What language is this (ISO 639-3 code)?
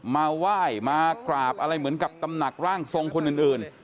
tha